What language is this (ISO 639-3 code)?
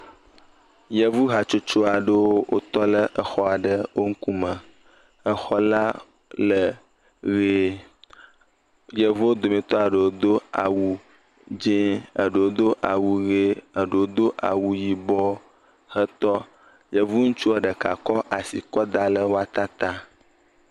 ewe